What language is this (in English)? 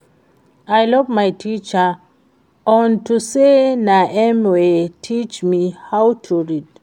Nigerian Pidgin